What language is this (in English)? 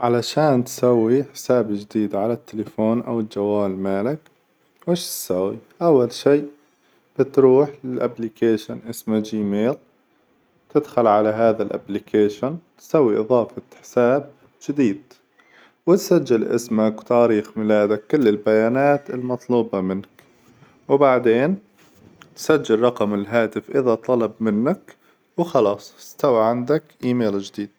Hijazi Arabic